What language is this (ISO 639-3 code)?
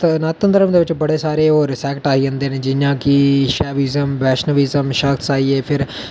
doi